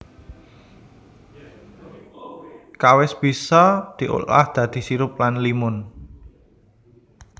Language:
Javanese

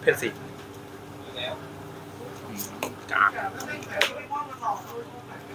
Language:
Thai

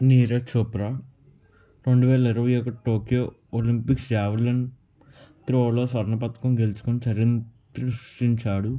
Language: Telugu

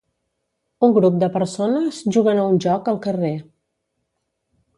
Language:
Catalan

